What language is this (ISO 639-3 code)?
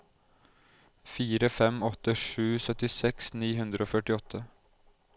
nor